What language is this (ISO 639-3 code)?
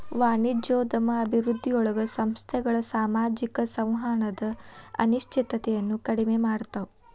kan